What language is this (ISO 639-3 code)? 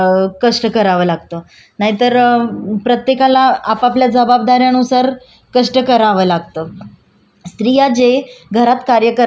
mar